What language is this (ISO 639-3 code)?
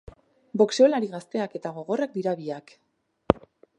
eus